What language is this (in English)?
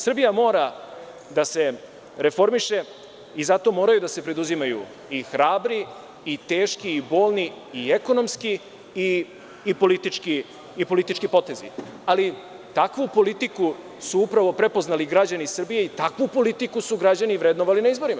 Serbian